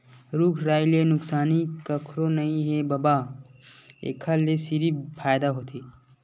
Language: Chhattisgarhi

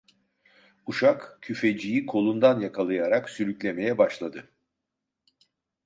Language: Turkish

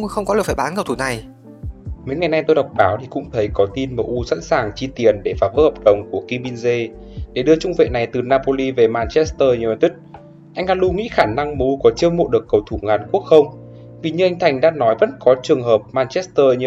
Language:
Vietnamese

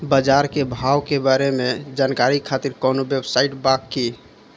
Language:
Bhojpuri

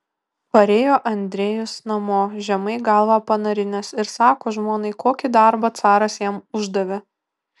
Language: Lithuanian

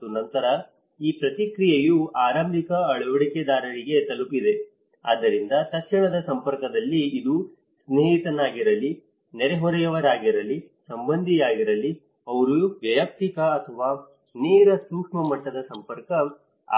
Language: Kannada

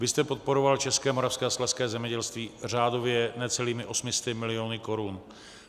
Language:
Czech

